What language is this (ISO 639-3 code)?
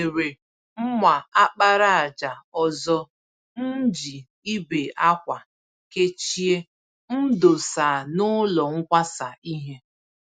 ibo